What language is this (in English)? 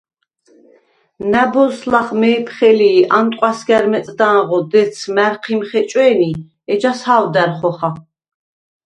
Svan